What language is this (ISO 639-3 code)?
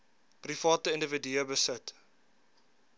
afr